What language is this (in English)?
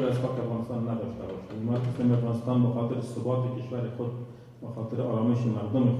Romanian